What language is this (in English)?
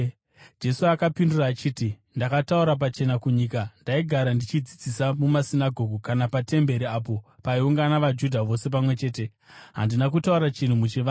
Shona